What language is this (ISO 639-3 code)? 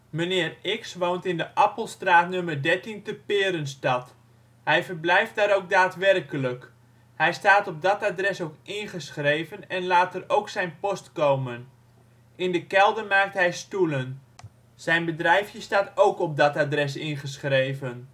nld